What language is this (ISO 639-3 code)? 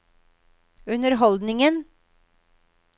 nor